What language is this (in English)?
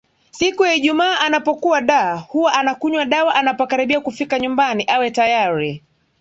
Swahili